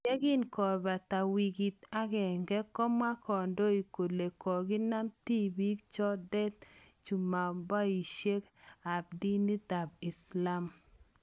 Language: Kalenjin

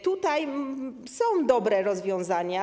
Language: Polish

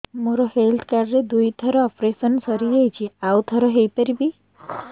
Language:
Odia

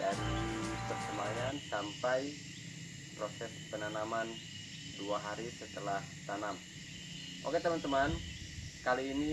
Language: Indonesian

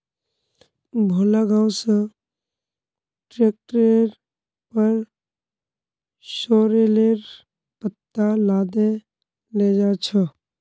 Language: Magahi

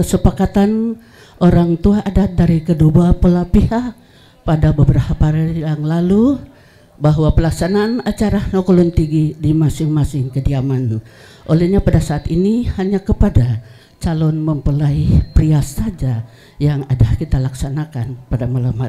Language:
Indonesian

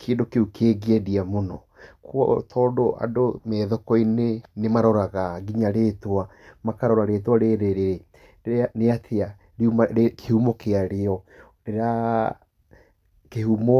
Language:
Kikuyu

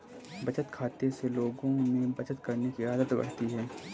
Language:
Hindi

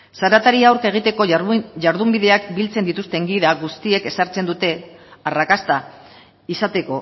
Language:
Basque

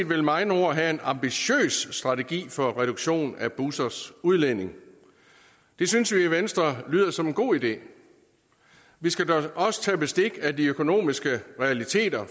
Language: Danish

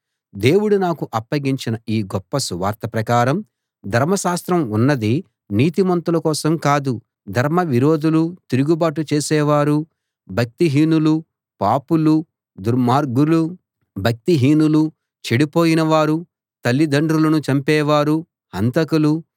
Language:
Telugu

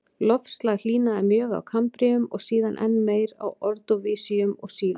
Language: Icelandic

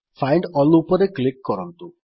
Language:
Odia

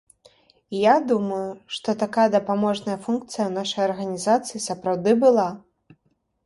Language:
Belarusian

